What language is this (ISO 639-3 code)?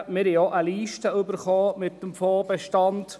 gsw